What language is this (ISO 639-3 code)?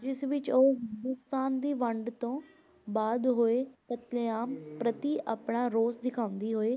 pan